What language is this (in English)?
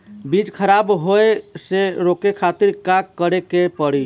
Bhojpuri